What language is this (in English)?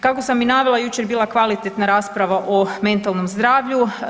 Croatian